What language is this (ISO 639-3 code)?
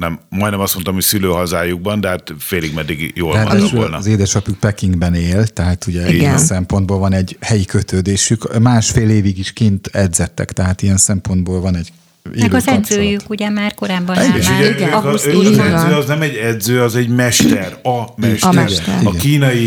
hun